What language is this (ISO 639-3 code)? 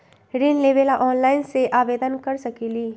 mag